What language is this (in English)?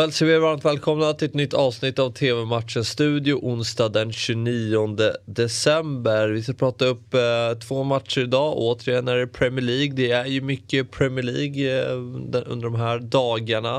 Swedish